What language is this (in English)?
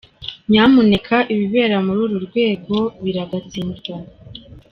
Kinyarwanda